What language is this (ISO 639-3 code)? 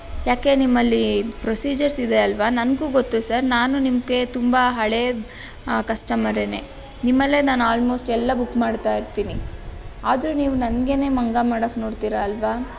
kan